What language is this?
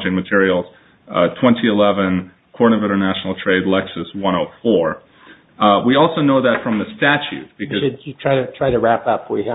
English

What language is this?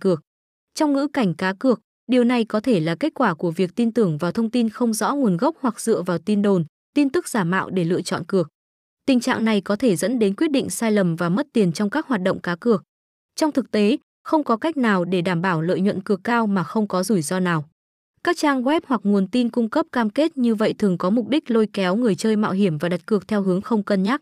Vietnamese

